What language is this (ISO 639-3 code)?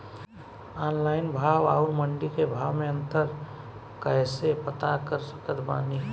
bho